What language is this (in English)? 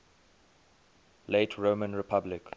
English